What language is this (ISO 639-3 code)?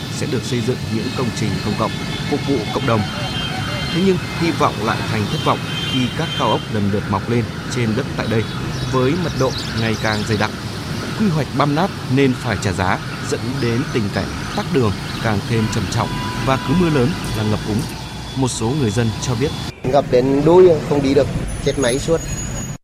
vie